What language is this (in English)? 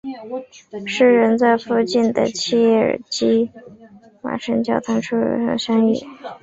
Chinese